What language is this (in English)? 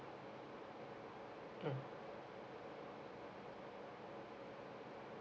English